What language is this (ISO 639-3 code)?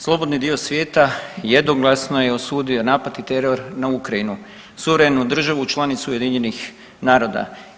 hrv